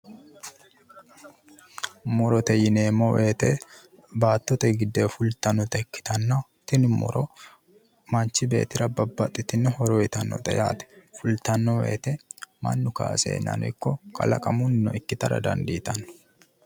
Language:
Sidamo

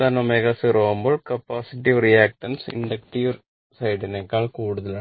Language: Malayalam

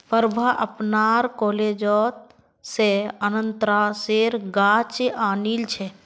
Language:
Magahi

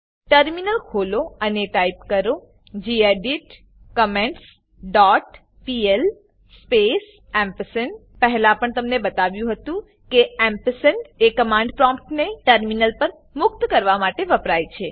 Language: Gujarati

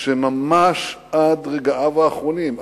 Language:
Hebrew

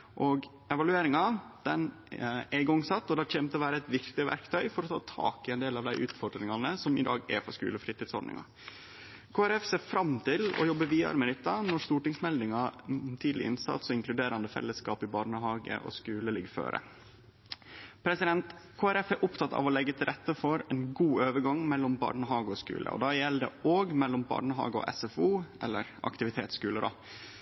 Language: Norwegian Nynorsk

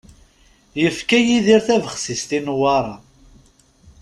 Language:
Kabyle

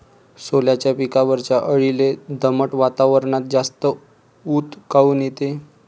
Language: Marathi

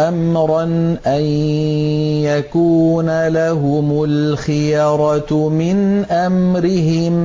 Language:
Arabic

